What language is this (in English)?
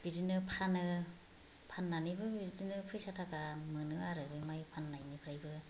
Bodo